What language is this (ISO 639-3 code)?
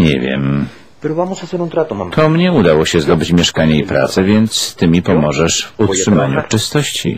pol